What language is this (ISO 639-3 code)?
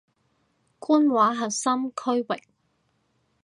yue